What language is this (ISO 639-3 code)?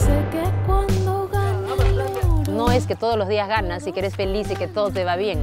spa